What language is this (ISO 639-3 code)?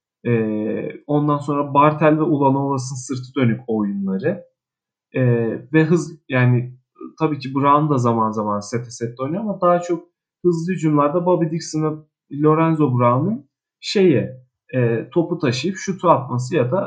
tur